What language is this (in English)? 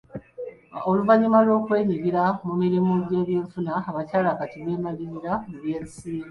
Ganda